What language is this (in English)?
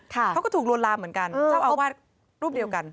Thai